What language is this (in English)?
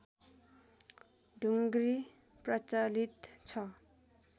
Nepali